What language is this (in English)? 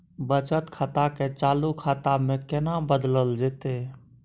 Maithili